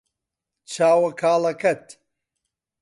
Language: Central Kurdish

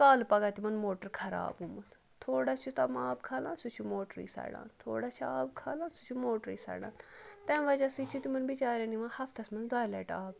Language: Kashmiri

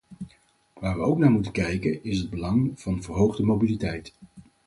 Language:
Dutch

